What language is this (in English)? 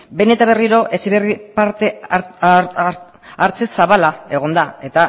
Basque